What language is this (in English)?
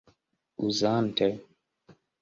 Esperanto